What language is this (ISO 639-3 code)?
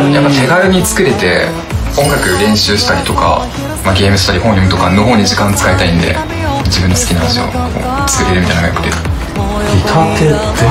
jpn